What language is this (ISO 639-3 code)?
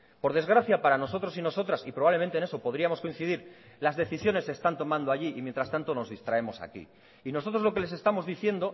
spa